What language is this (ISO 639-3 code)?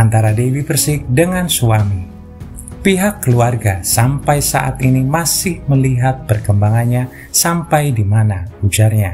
ind